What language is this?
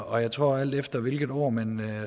Danish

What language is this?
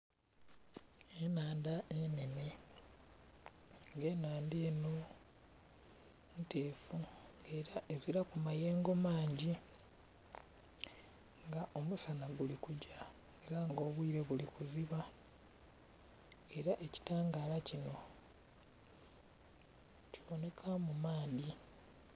Soga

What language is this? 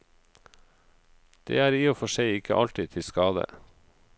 Norwegian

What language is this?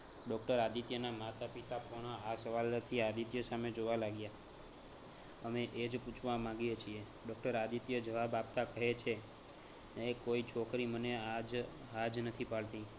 Gujarati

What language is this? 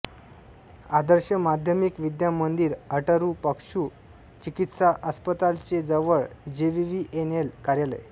Marathi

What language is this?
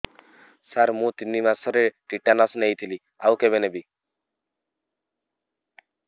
Odia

